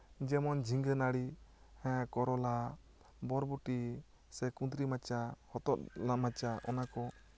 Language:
Santali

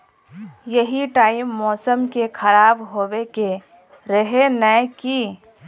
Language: Magahi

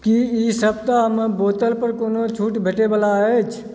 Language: Maithili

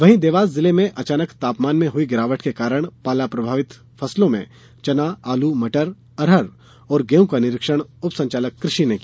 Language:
Hindi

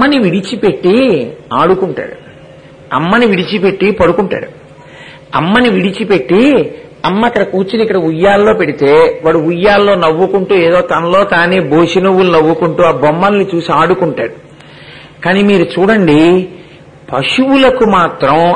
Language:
Telugu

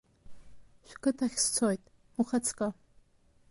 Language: Abkhazian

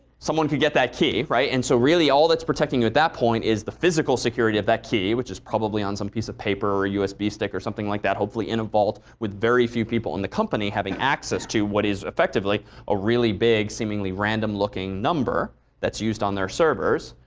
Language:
English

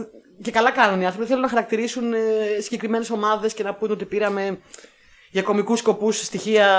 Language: Greek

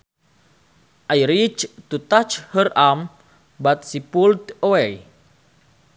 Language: Sundanese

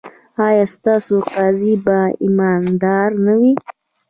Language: Pashto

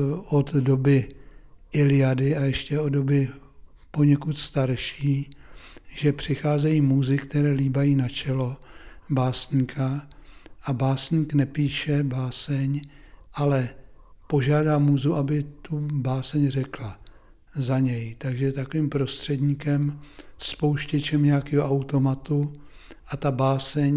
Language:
Czech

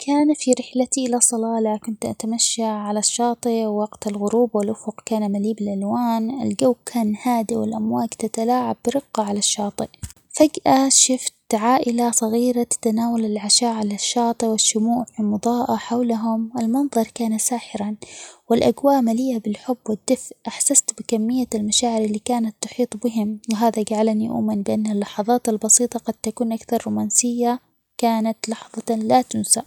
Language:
Omani Arabic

